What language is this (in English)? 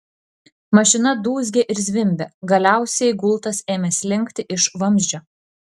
Lithuanian